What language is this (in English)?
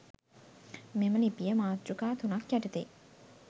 Sinhala